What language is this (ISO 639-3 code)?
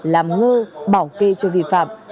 vie